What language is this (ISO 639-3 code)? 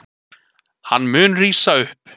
isl